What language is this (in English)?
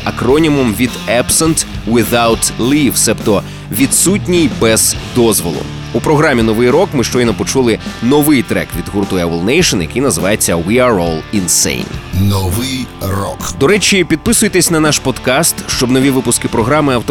Ukrainian